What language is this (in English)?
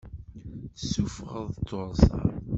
Kabyle